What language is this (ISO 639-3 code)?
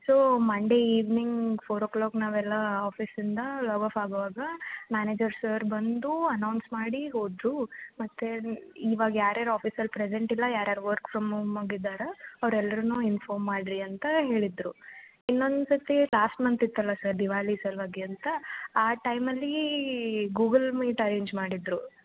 kan